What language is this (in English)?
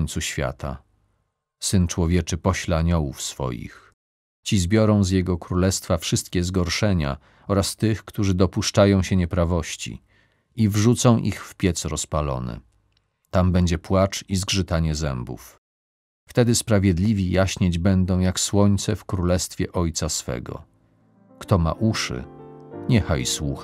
Polish